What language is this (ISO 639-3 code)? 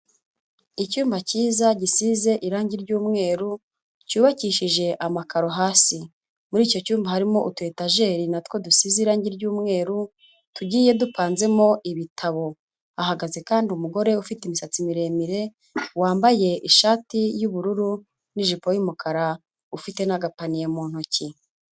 kin